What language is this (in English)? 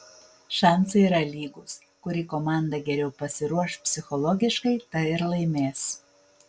Lithuanian